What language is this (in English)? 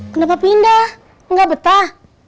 Indonesian